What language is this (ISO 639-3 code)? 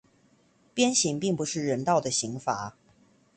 zho